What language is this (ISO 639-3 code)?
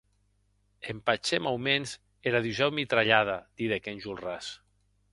oci